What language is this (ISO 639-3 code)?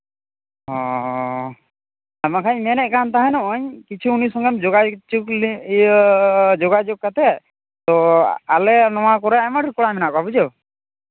sat